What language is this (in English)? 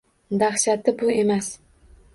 Uzbek